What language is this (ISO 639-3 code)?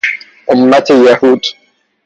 fas